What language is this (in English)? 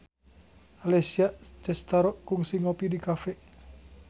Sundanese